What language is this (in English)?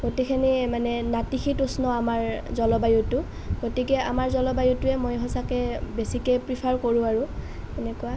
Assamese